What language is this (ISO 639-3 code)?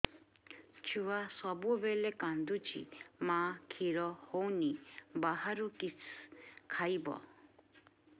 ori